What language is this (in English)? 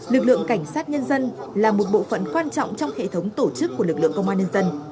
Vietnamese